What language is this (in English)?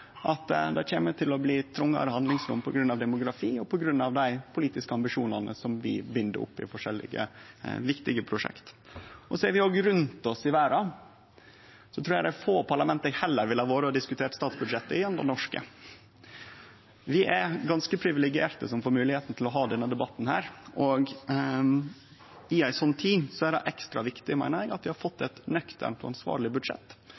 Norwegian Nynorsk